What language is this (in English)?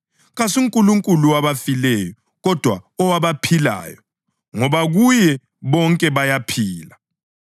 North Ndebele